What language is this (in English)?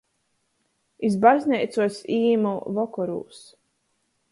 Latgalian